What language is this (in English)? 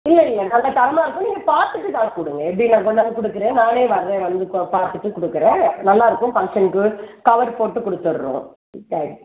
Tamil